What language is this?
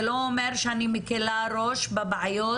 Hebrew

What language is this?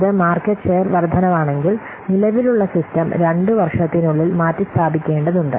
Malayalam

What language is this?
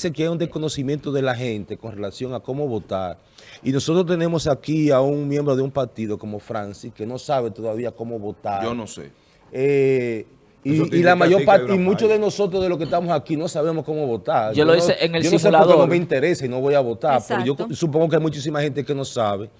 Spanish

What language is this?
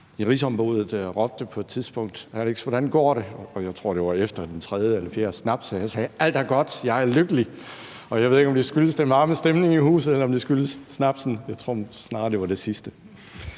Danish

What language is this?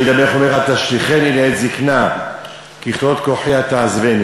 Hebrew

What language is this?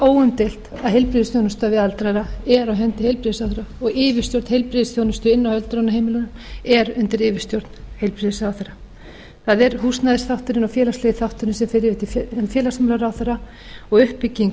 Icelandic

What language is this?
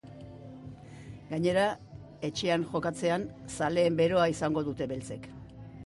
Basque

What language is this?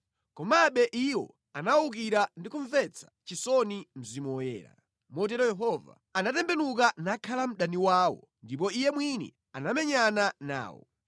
Nyanja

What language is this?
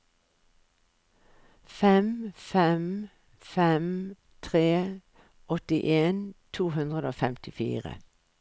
Norwegian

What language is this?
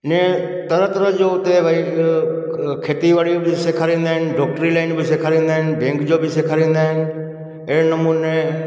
Sindhi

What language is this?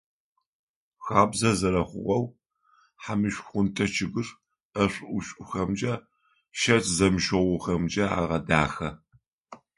Adyghe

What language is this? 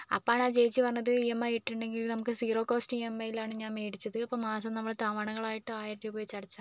Malayalam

